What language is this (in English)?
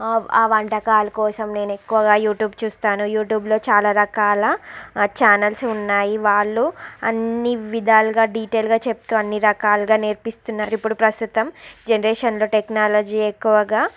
Telugu